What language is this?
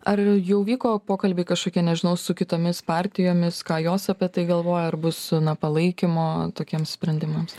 Lithuanian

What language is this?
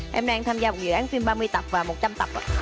Vietnamese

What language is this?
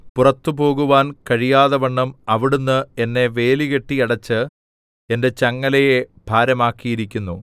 Malayalam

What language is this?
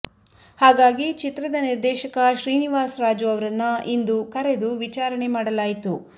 Kannada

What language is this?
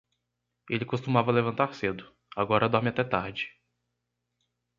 Portuguese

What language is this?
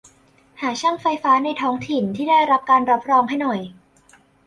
Thai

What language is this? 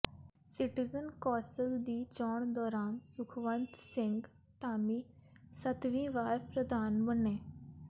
Punjabi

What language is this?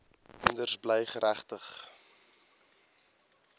Afrikaans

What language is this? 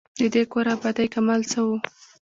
Pashto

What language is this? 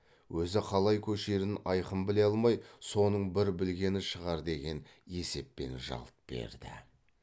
Kazakh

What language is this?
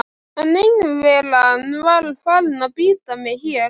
Icelandic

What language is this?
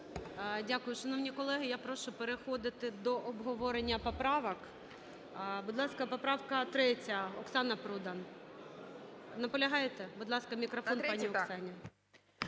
Ukrainian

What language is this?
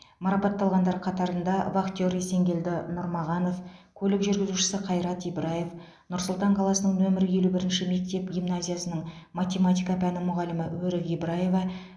Kazakh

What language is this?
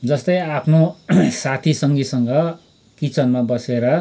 Nepali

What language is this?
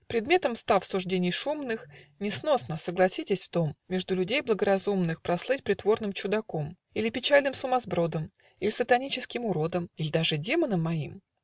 Russian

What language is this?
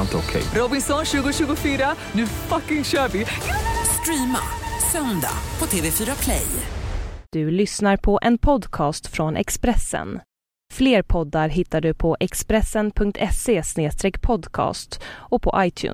Swedish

